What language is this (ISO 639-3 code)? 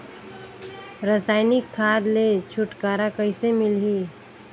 hne